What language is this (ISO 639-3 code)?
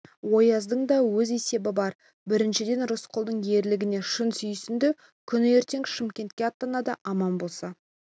kaz